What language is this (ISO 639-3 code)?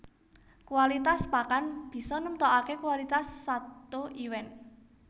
jav